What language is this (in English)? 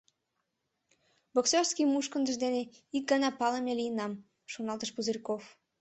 Mari